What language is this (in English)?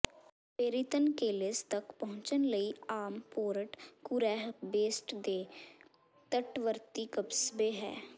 Punjabi